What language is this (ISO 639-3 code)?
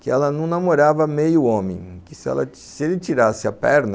por